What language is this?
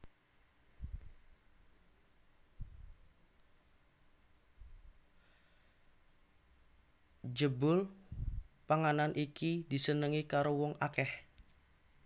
Javanese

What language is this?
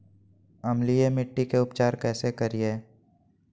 Magahi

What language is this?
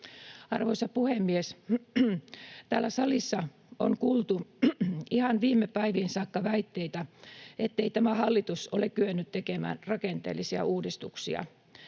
Finnish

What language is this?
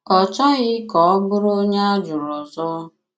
Igbo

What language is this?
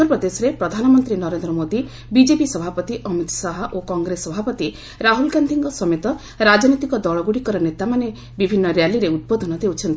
Odia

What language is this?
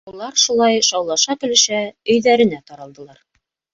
Bashkir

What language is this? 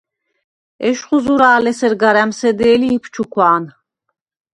Svan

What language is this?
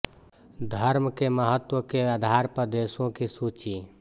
Hindi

